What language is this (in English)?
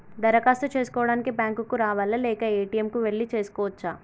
Telugu